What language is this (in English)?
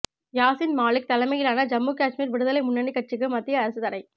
Tamil